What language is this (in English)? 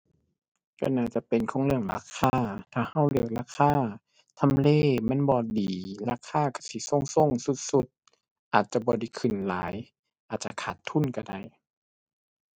Thai